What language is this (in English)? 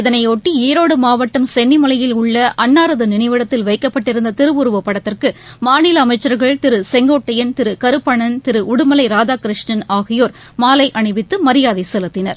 Tamil